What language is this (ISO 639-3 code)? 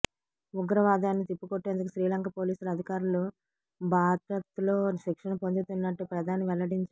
tel